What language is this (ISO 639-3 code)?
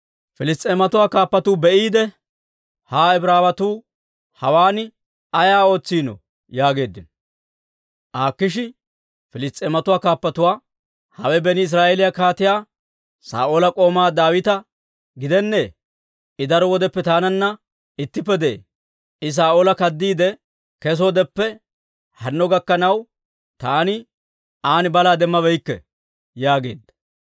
dwr